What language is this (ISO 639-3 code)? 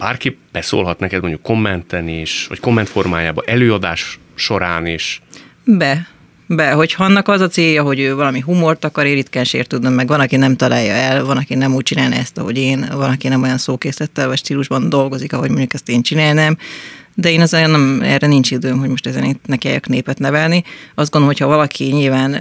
hun